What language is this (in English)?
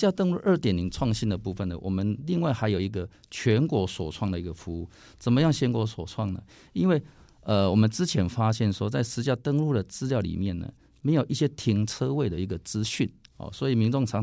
Chinese